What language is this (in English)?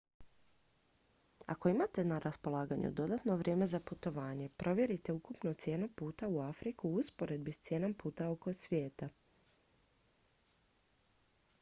Croatian